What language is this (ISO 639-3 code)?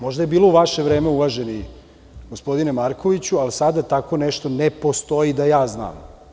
srp